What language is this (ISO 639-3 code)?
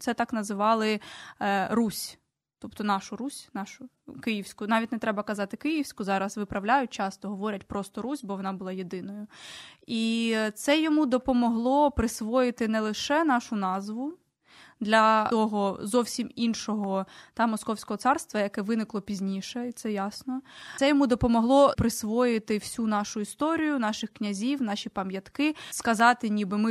ukr